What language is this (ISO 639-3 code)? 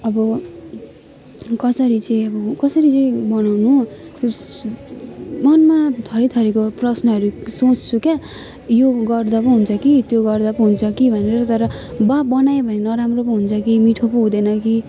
nep